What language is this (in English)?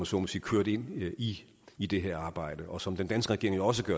Danish